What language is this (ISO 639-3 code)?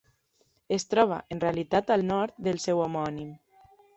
cat